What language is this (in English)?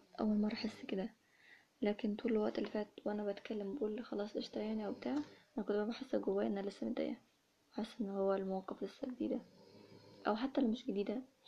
Arabic